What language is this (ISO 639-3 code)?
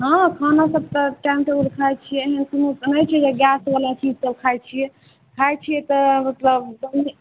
mai